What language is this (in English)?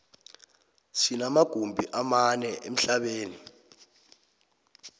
South Ndebele